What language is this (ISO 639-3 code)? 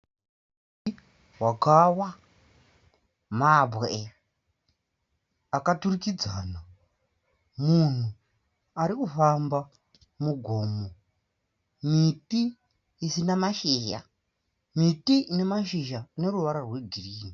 sna